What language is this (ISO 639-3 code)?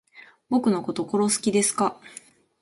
jpn